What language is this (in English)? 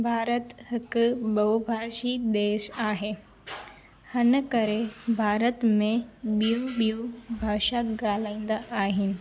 Sindhi